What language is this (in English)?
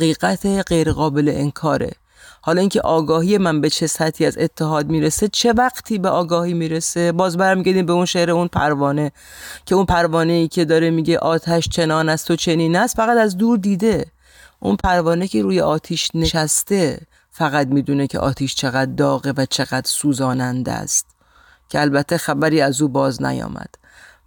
Persian